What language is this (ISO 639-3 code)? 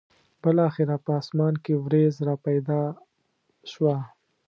pus